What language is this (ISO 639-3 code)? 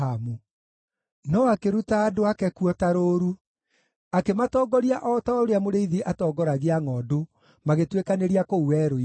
kik